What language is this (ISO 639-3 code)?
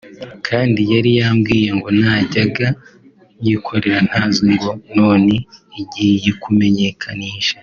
kin